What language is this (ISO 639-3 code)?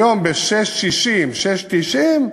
heb